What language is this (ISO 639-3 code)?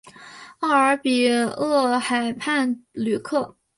zho